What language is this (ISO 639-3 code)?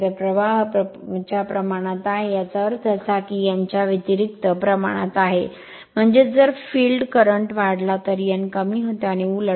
mar